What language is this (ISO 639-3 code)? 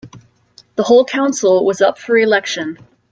eng